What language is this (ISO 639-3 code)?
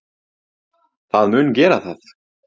isl